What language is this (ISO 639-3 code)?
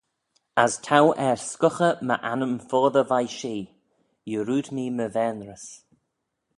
glv